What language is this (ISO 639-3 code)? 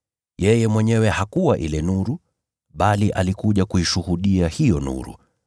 swa